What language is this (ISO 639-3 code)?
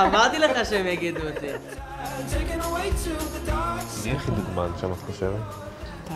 heb